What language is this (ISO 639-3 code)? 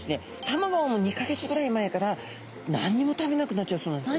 jpn